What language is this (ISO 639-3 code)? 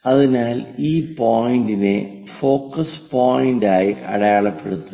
mal